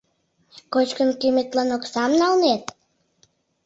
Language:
Mari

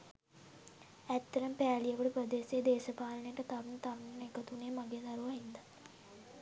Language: Sinhala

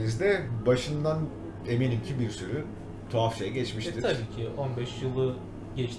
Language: Turkish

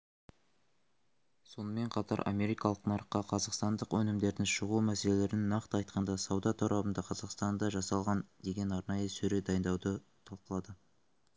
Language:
Kazakh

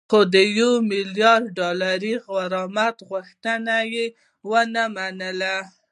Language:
Pashto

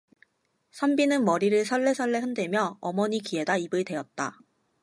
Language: Korean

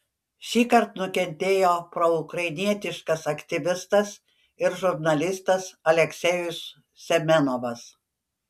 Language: Lithuanian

